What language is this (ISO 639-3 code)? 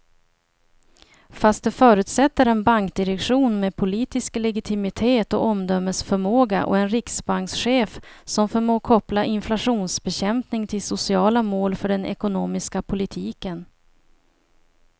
swe